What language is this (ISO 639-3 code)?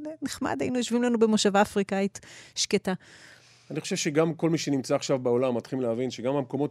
heb